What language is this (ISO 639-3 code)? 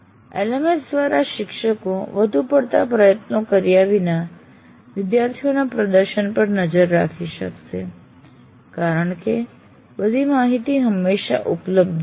guj